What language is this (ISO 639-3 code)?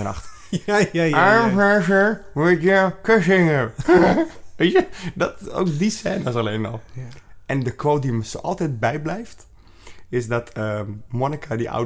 nld